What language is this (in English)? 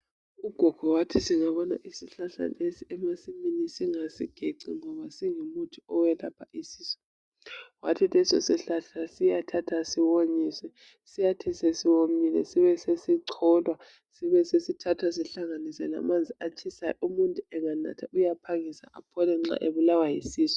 North Ndebele